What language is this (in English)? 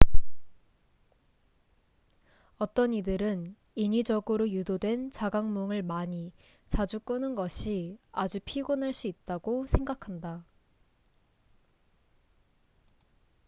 Korean